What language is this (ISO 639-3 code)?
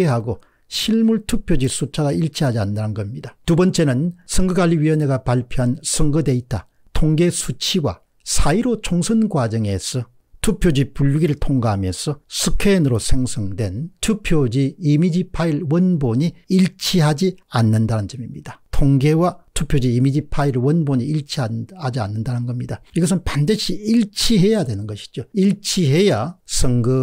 kor